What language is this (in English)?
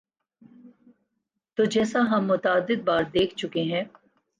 Urdu